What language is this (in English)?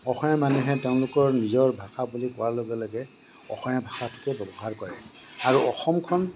Assamese